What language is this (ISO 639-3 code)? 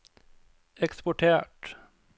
nor